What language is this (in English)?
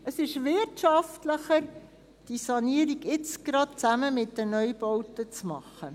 Swiss German